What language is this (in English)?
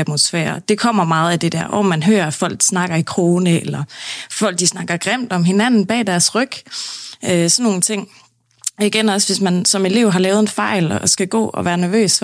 Danish